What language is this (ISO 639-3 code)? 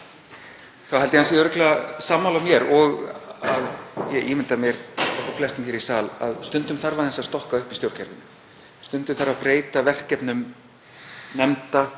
isl